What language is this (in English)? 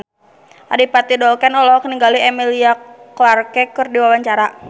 Sundanese